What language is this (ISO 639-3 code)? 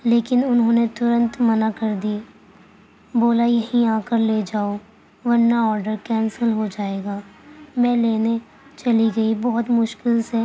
urd